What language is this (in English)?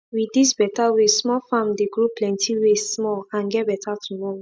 Nigerian Pidgin